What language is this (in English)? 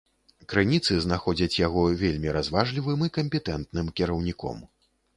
Belarusian